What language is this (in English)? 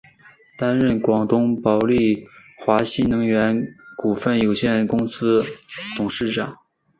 Chinese